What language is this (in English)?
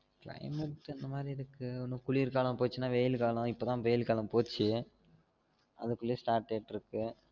Tamil